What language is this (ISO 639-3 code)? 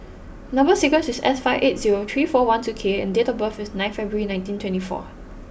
eng